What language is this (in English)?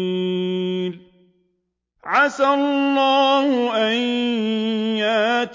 Arabic